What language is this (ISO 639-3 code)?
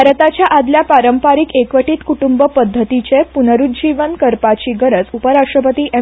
kok